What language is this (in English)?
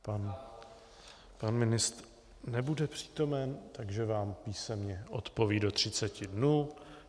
Czech